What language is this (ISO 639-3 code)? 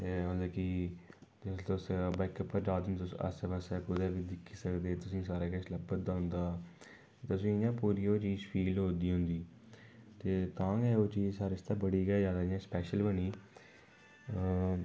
doi